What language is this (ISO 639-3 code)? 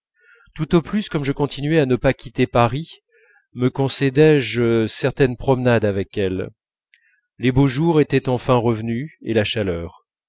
fra